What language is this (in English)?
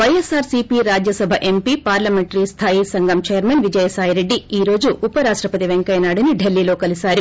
Telugu